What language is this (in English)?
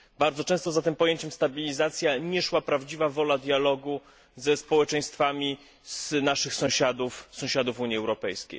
Polish